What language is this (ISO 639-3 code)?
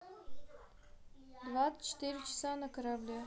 rus